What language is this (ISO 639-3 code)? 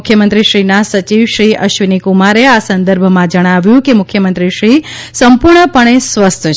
guj